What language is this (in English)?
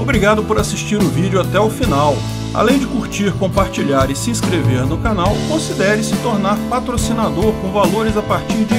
Portuguese